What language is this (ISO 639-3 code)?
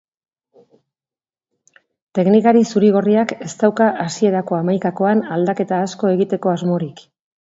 eus